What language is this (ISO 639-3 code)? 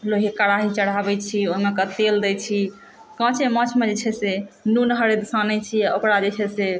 mai